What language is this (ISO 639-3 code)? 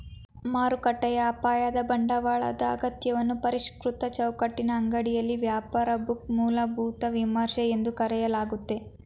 kan